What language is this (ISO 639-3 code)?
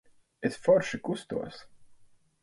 lav